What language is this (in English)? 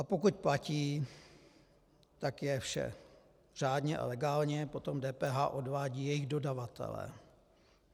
Czech